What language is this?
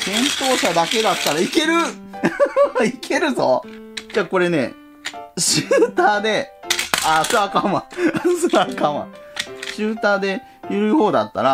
Japanese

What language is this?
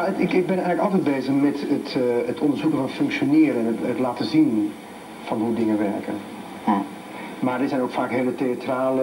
Dutch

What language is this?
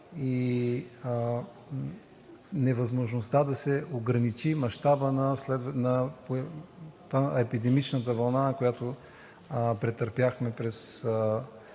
Bulgarian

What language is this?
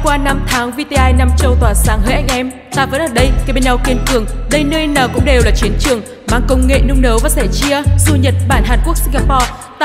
Vietnamese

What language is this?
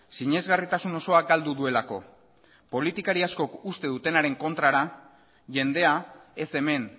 Basque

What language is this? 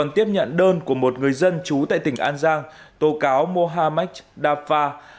Vietnamese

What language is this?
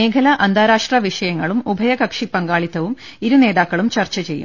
Malayalam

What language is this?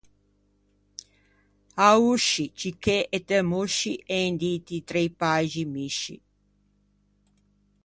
Ligurian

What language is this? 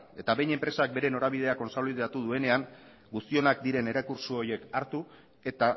Basque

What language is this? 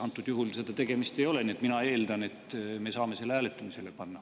Estonian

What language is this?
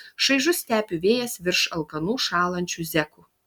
Lithuanian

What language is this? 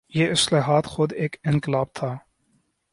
Urdu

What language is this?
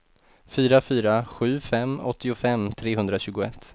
Swedish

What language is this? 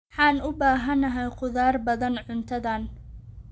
Somali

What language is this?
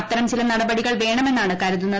Malayalam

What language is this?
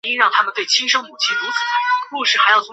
Chinese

